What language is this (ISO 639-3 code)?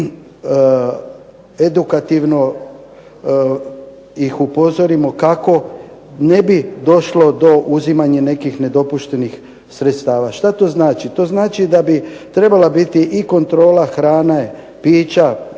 hrv